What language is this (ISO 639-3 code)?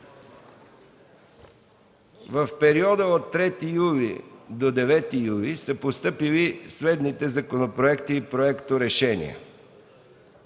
bul